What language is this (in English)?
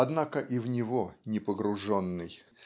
Russian